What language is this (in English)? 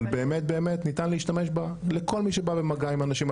Hebrew